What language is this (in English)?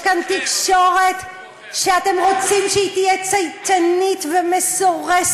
Hebrew